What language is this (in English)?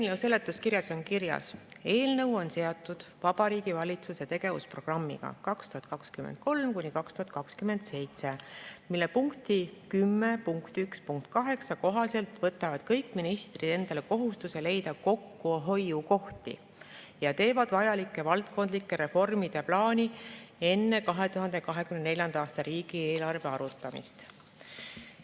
Estonian